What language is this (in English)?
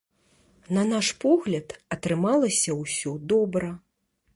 Belarusian